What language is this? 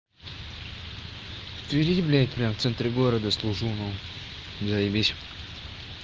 Russian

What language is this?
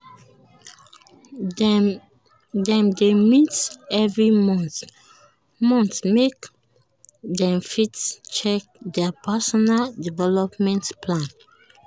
Nigerian Pidgin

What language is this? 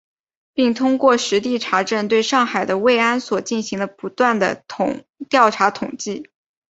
Chinese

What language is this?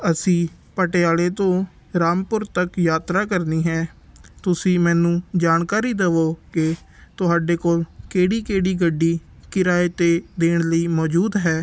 Punjabi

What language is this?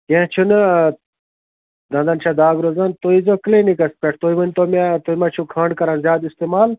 Kashmiri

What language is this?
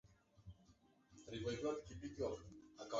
Swahili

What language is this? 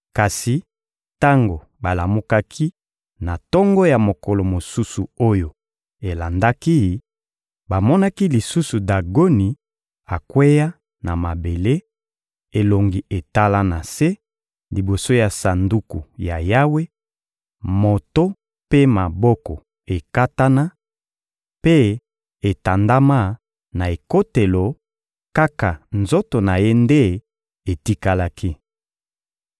Lingala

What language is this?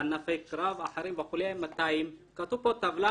Hebrew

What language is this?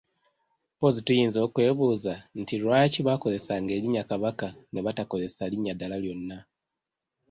Ganda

